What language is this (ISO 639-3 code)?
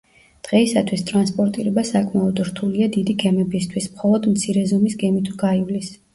kat